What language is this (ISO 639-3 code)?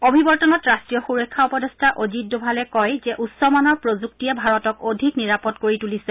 asm